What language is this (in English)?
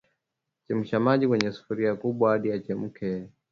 Swahili